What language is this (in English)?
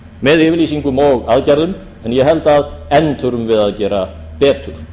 Icelandic